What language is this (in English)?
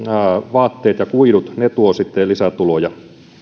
Finnish